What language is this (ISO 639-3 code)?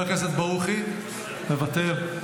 heb